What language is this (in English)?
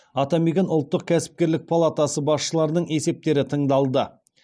Kazakh